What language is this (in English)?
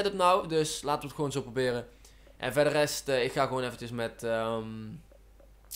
Dutch